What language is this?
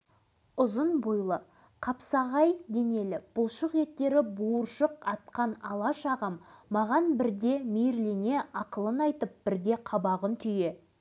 Kazakh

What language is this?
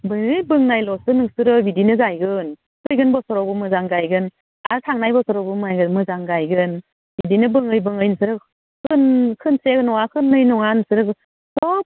Bodo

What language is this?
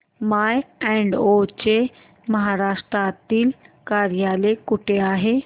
Marathi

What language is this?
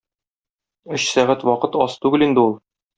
Tatar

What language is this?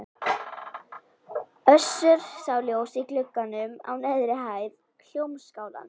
Icelandic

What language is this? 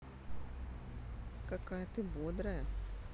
Russian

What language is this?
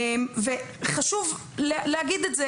Hebrew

